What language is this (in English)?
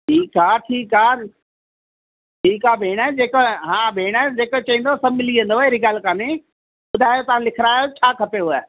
Sindhi